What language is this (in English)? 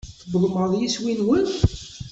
Kabyle